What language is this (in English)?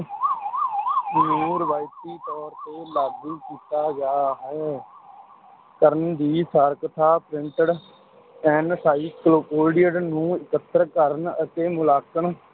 Punjabi